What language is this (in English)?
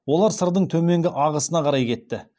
Kazakh